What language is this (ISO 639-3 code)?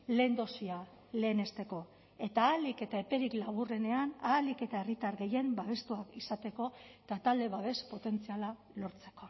eus